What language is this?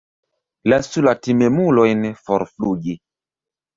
Esperanto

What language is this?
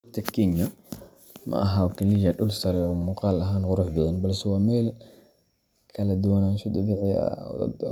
Somali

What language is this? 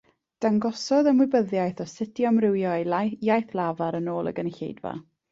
Welsh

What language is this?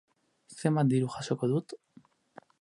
Basque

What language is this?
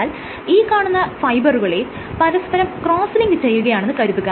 Malayalam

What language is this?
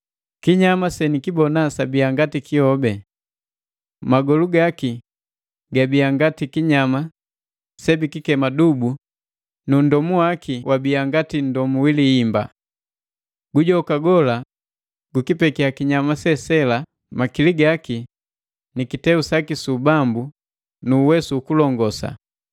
Matengo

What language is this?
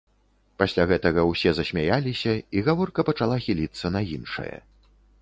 Belarusian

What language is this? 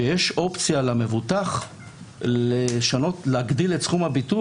Hebrew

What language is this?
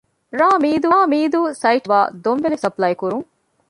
Divehi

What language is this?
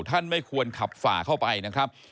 Thai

